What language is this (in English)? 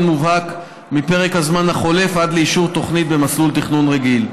Hebrew